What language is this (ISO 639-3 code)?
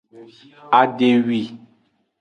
ajg